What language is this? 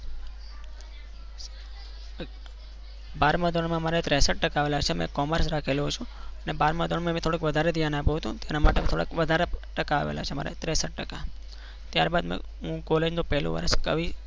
Gujarati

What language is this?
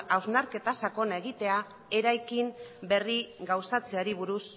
Basque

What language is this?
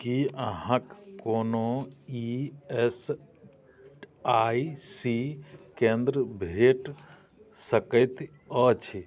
Maithili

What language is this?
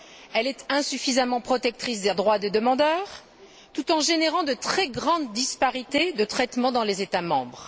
French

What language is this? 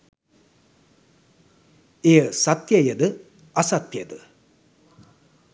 Sinhala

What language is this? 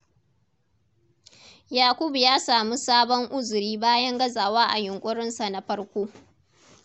Hausa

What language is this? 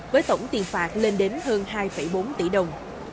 Vietnamese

